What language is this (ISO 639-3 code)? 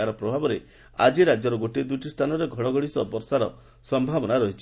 ori